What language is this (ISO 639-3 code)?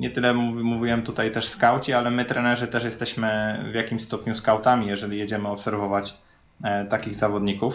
pol